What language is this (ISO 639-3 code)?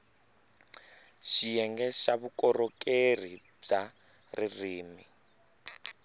tso